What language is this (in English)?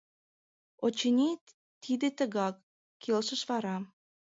Mari